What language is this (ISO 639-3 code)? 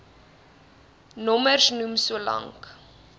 afr